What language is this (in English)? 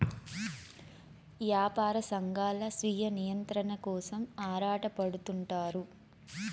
Telugu